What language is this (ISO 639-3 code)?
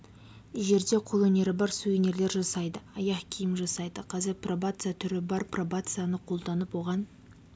kaz